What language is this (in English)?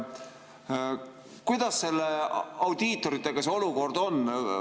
Estonian